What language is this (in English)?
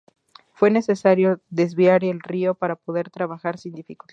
Spanish